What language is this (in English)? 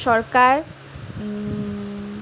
Assamese